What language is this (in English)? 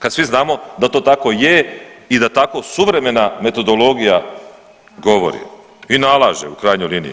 Croatian